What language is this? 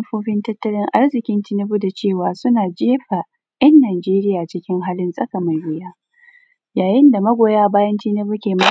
Hausa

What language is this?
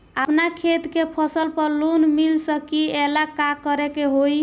Bhojpuri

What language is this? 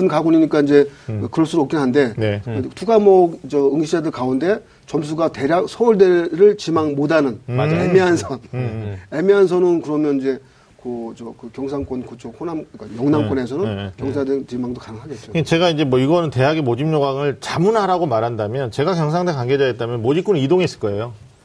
Korean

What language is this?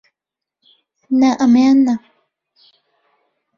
Central Kurdish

